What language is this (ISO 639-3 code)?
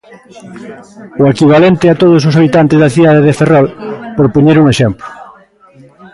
glg